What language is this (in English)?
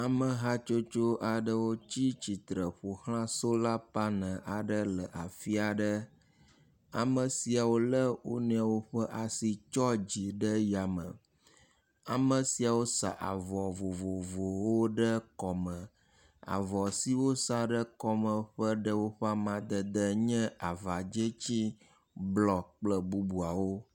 Ewe